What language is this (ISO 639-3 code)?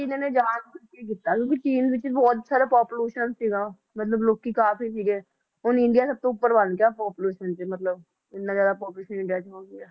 pan